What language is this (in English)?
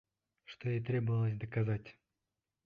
Bashkir